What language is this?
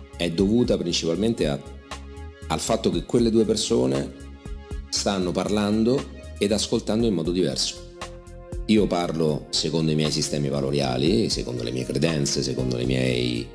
Italian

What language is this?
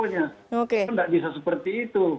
Indonesian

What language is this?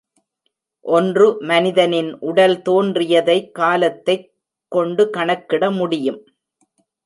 Tamil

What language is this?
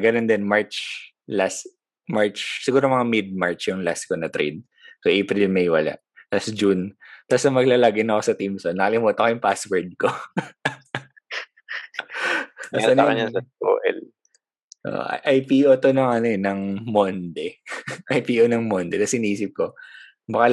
Filipino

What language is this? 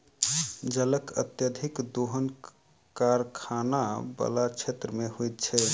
Maithili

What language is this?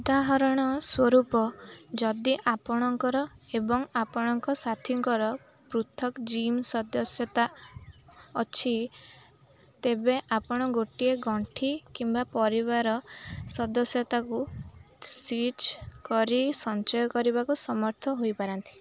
Odia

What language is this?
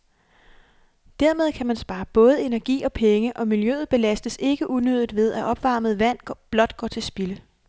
Danish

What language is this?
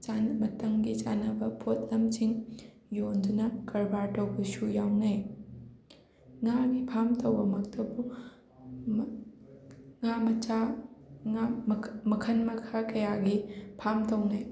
Manipuri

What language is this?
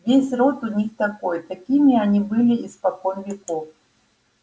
Russian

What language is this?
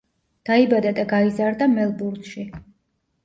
Georgian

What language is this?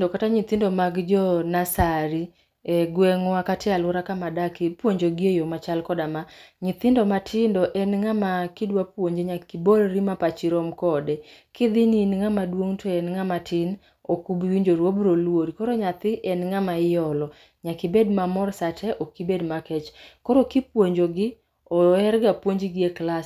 Luo (Kenya and Tanzania)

